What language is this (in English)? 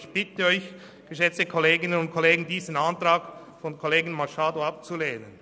Swiss German